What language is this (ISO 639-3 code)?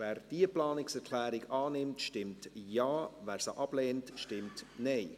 gsw